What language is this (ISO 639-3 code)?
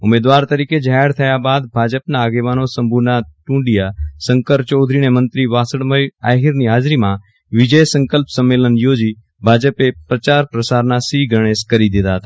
guj